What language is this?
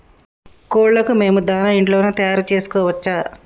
Telugu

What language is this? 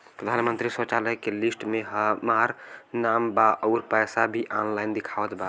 Bhojpuri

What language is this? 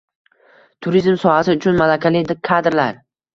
Uzbek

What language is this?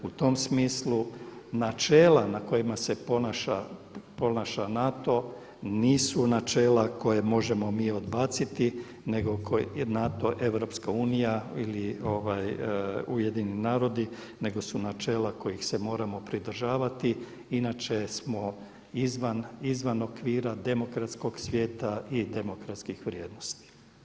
Croatian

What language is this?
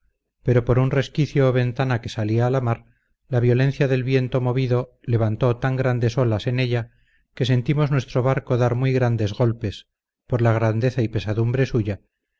Spanish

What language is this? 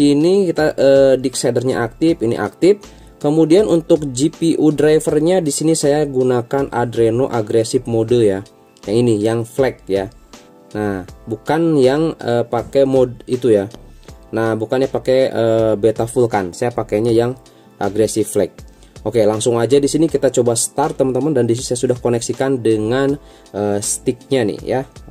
Indonesian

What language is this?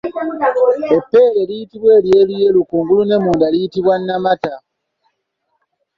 Ganda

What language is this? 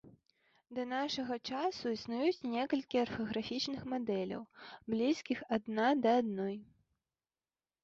Belarusian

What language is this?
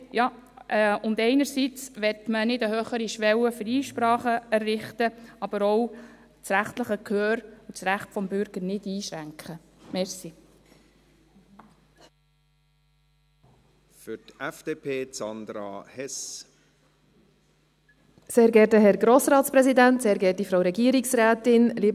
Swiss German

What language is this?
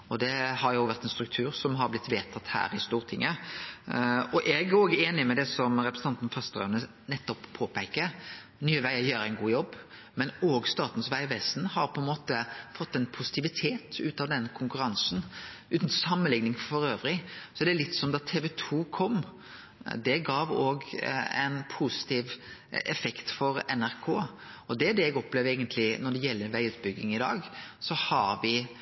Norwegian Nynorsk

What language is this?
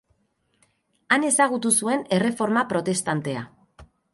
Basque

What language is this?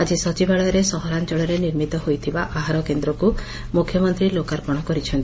Odia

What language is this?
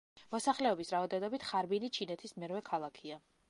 Georgian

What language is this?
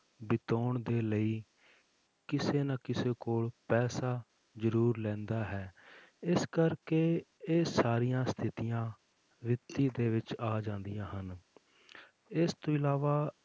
Punjabi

